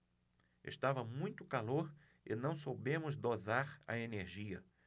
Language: Portuguese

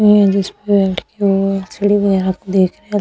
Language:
Hindi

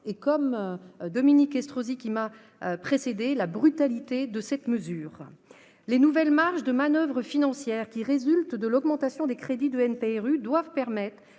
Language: French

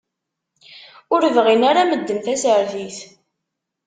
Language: Kabyle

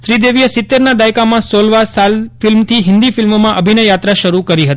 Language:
Gujarati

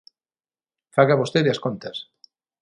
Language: Galician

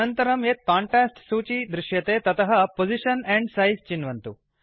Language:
Sanskrit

